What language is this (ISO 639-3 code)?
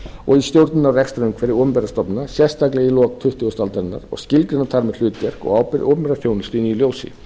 isl